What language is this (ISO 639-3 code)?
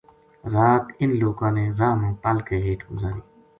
gju